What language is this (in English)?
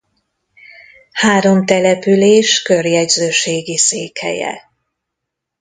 Hungarian